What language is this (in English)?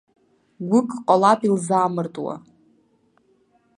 Abkhazian